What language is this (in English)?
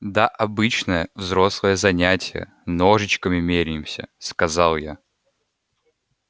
Russian